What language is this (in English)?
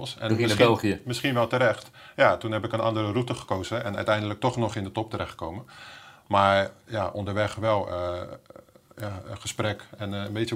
Dutch